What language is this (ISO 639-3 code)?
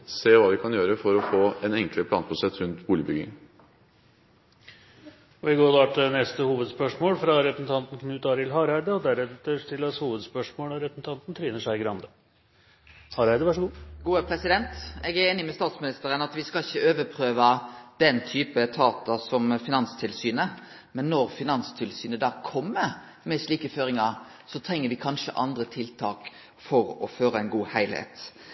nor